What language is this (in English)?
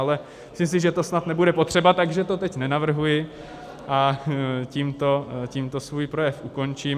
Czech